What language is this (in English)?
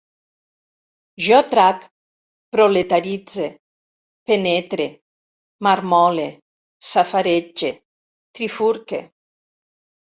Catalan